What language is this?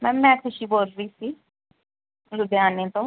Punjabi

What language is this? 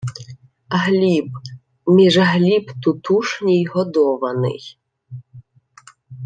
Ukrainian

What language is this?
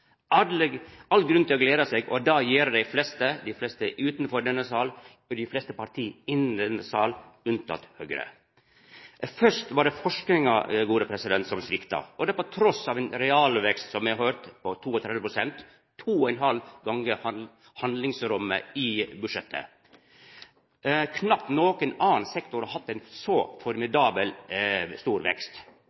Norwegian Nynorsk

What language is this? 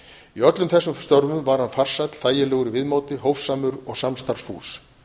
Icelandic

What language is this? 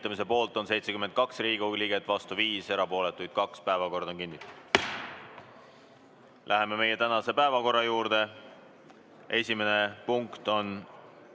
Estonian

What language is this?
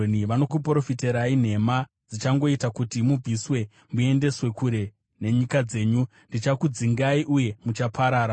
Shona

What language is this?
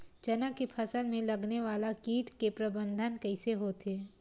Chhattisgarhi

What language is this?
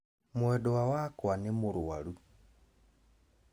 Kikuyu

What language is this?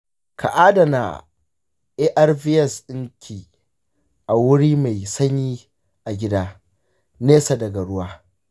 Hausa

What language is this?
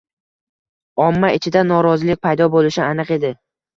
Uzbek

